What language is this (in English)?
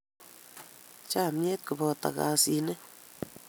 Kalenjin